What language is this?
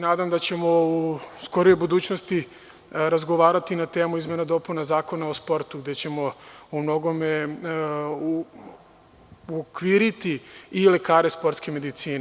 Serbian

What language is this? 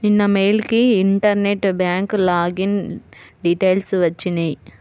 Telugu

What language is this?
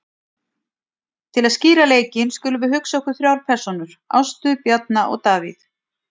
Icelandic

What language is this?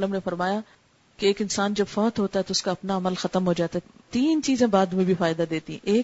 Urdu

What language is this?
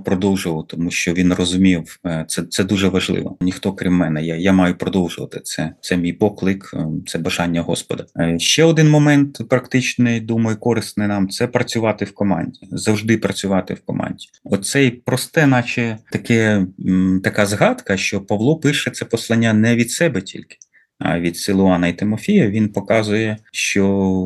Ukrainian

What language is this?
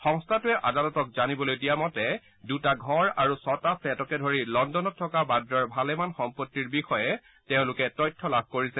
Assamese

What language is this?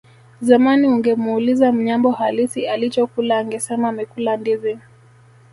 Swahili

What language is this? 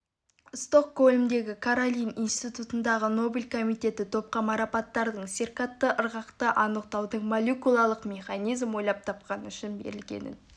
Kazakh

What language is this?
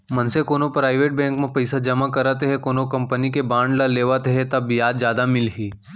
Chhattisgarhi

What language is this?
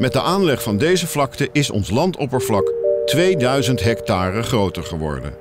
Dutch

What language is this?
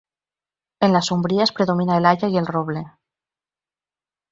Spanish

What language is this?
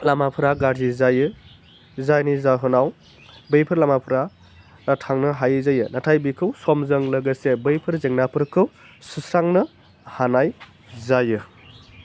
Bodo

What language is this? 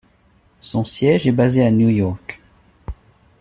French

